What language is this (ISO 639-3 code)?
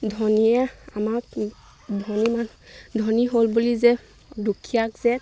asm